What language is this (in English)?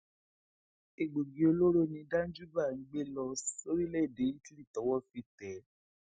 Yoruba